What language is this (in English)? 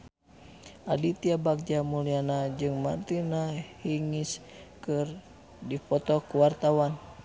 Sundanese